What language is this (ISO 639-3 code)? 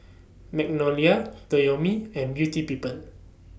eng